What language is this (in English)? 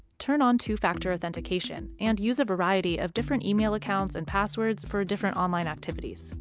English